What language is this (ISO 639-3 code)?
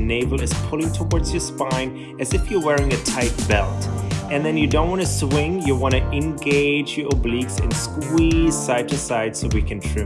eng